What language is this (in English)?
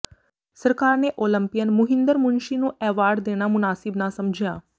Punjabi